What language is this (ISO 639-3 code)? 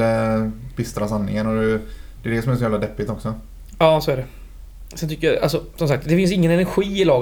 swe